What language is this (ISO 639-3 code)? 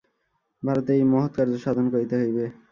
ben